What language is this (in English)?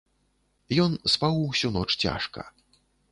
Belarusian